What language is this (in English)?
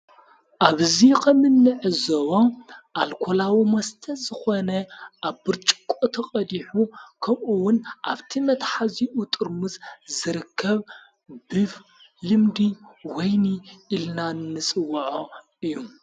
Tigrinya